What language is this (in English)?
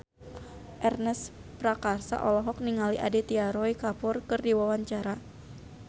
Sundanese